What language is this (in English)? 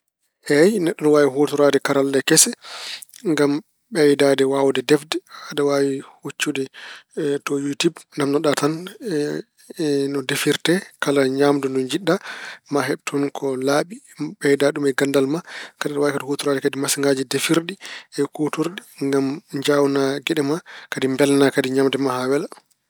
Fula